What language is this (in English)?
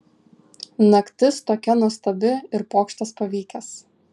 Lithuanian